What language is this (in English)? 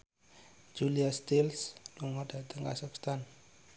Javanese